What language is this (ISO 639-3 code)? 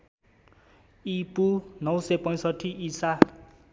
nep